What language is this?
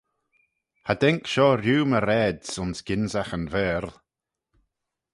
Manx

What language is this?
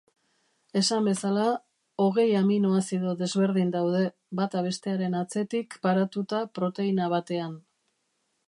Basque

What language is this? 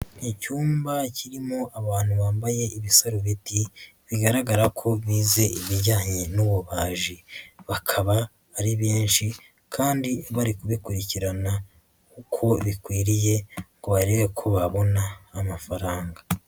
Kinyarwanda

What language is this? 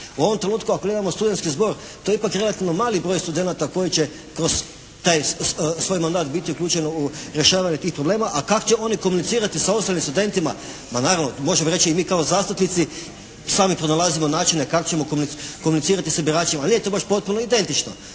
Croatian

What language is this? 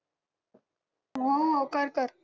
Marathi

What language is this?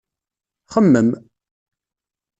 Kabyle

